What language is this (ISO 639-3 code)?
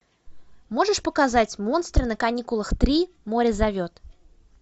rus